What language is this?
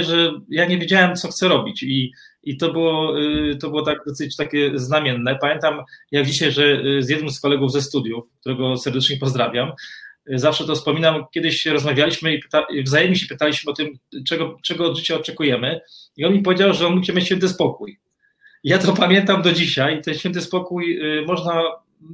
Polish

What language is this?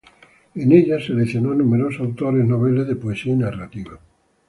Spanish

